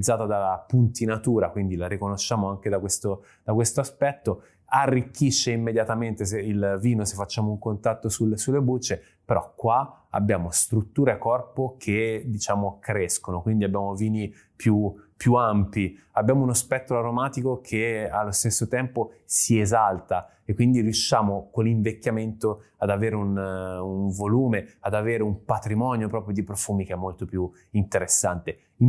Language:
Italian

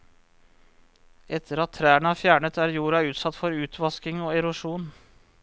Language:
Norwegian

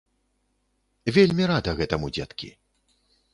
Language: Belarusian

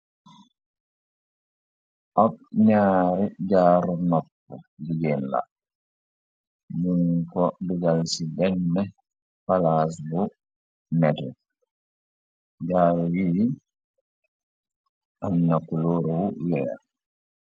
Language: Wolof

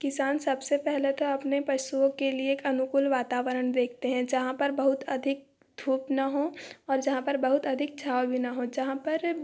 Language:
Hindi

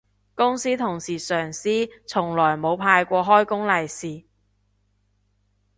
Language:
Cantonese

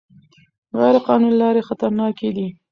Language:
Pashto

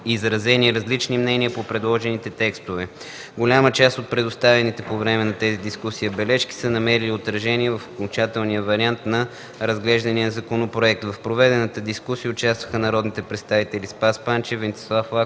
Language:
Bulgarian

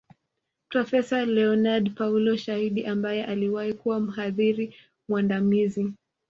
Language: Swahili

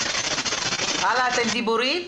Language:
Hebrew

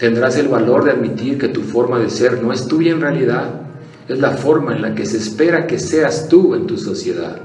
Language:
Spanish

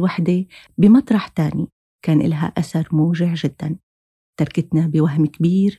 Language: Arabic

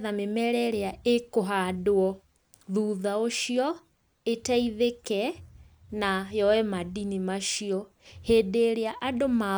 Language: Kikuyu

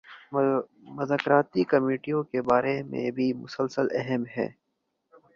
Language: Urdu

